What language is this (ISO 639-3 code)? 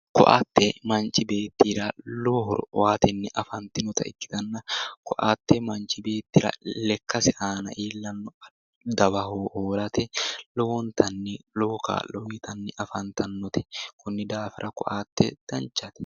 sid